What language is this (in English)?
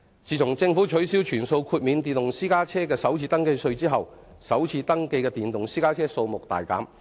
Cantonese